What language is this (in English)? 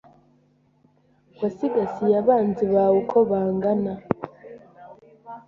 Kinyarwanda